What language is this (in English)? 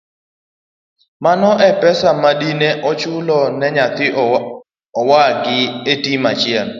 Luo (Kenya and Tanzania)